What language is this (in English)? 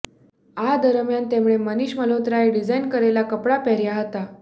Gujarati